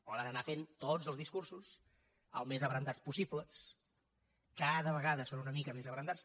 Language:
Catalan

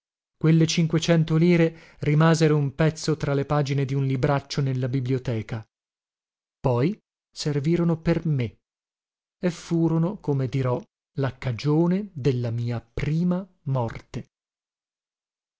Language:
Italian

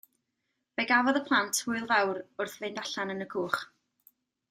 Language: Welsh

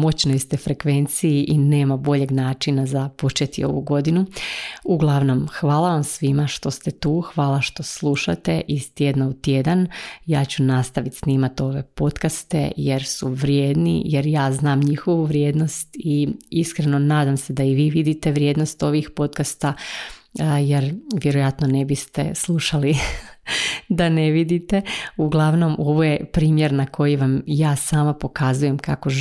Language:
Croatian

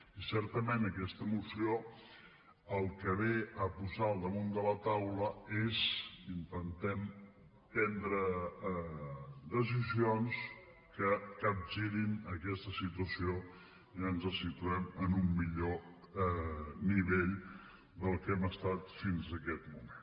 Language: Catalan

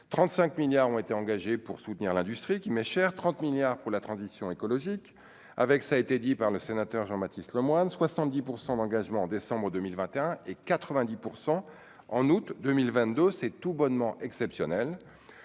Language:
French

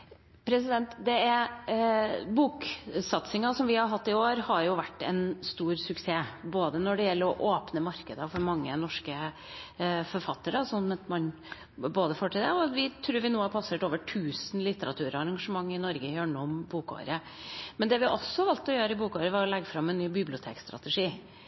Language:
Norwegian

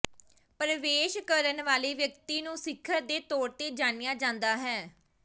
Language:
Punjabi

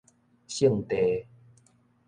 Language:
Min Nan Chinese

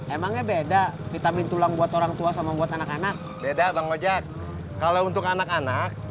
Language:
Indonesian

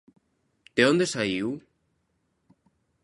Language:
Galician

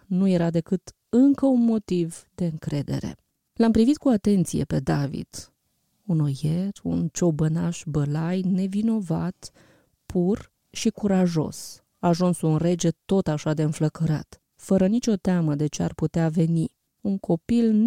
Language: Romanian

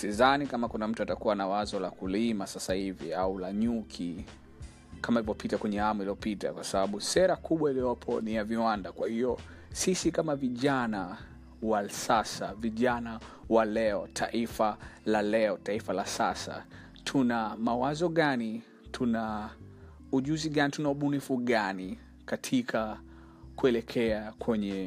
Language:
Swahili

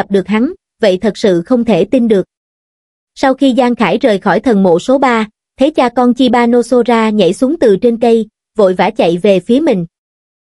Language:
Vietnamese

